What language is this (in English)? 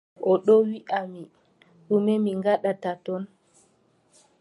Adamawa Fulfulde